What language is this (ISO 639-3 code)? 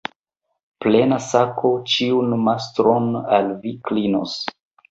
epo